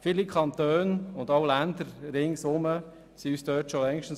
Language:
Swiss German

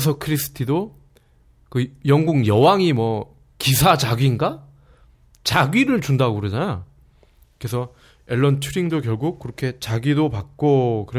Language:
Korean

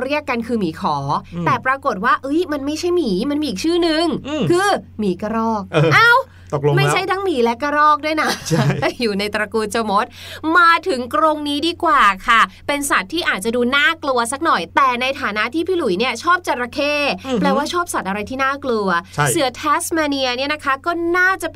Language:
Thai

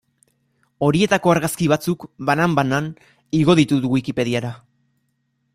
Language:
Basque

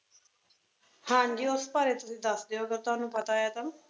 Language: Punjabi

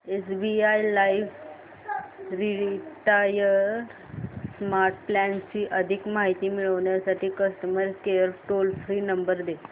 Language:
Marathi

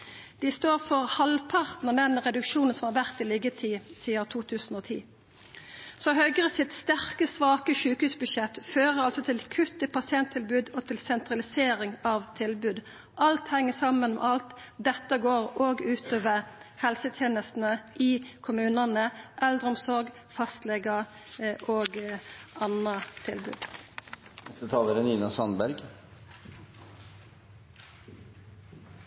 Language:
Norwegian Nynorsk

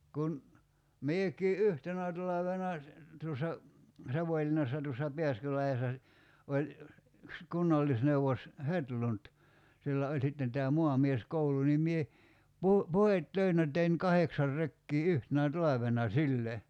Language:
Finnish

